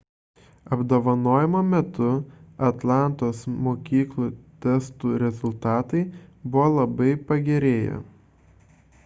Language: Lithuanian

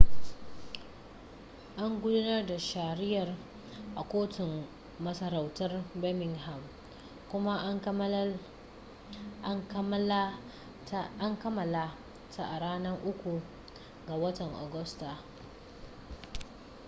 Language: Hausa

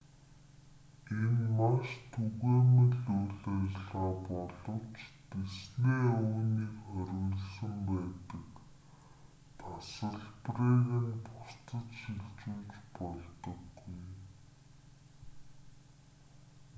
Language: Mongolian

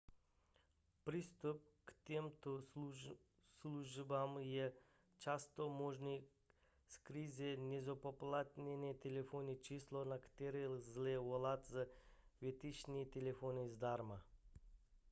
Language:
Czech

